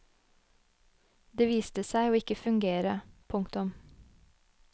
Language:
Norwegian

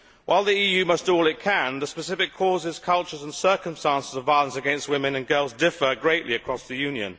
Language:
English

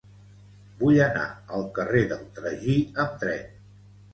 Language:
Catalan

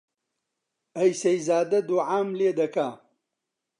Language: Central Kurdish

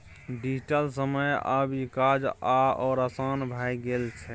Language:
Maithili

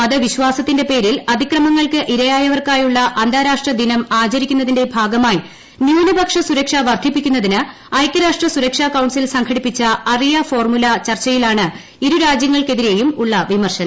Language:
Malayalam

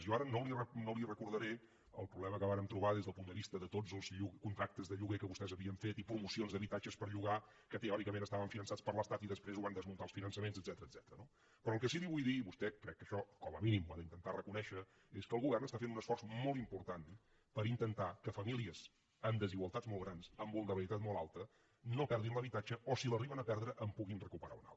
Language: Catalan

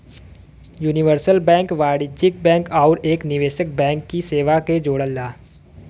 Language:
Bhojpuri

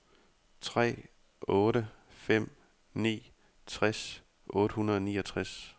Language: Danish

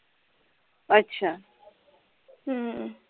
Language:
Punjabi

